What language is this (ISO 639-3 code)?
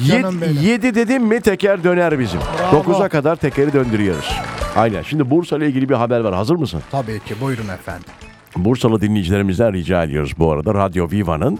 tur